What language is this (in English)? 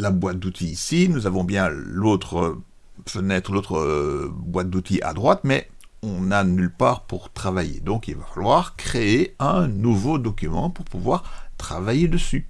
French